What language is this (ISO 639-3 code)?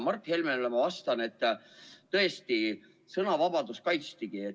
est